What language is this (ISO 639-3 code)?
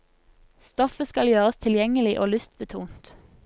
nor